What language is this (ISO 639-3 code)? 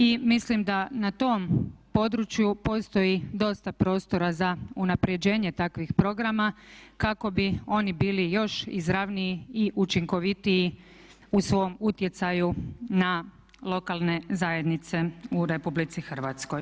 hrv